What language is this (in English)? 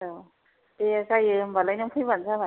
Bodo